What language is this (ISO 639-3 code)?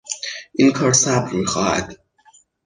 fas